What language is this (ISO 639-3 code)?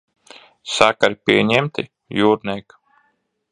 lav